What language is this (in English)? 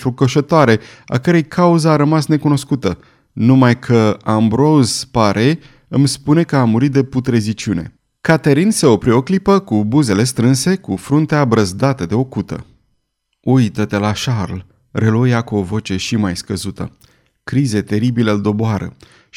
Romanian